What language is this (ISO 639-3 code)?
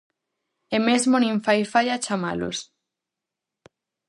glg